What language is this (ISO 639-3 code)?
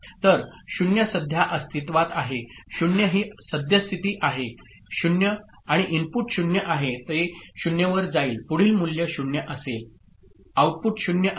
mar